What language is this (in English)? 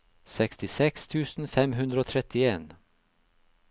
Norwegian